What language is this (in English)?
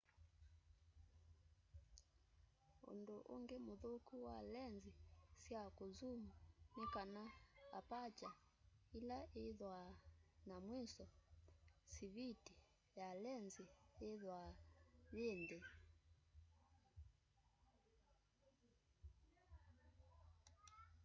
Kamba